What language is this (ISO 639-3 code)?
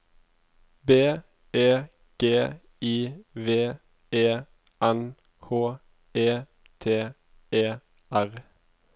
nor